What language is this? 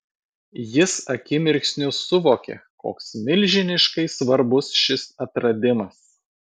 Lithuanian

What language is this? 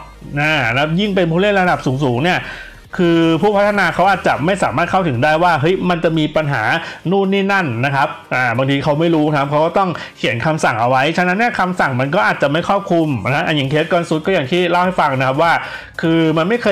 Thai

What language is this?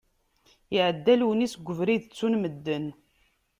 Kabyle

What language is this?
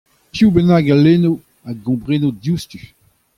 Breton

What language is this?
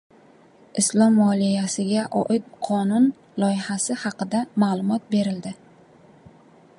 Uzbek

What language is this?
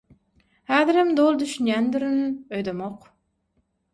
Turkmen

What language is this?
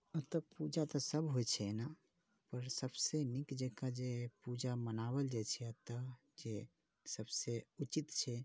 Maithili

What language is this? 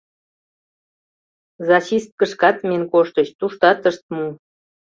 Mari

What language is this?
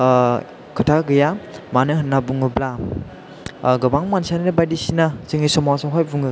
Bodo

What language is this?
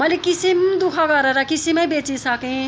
Nepali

